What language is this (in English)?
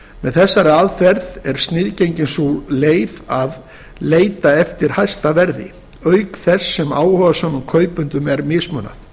Icelandic